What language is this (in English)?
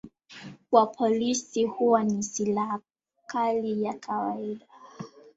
Swahili